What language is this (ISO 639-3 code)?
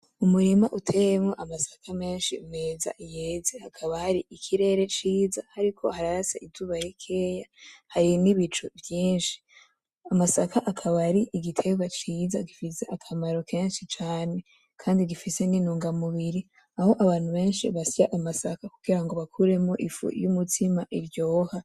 run